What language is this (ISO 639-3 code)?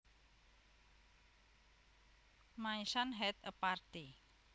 jav